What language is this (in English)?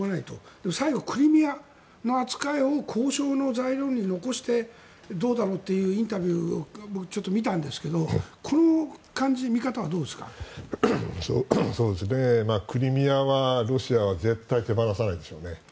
Japanese